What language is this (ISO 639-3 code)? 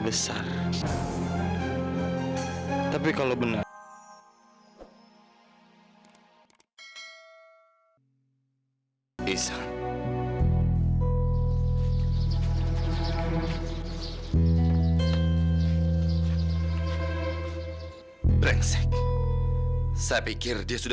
ind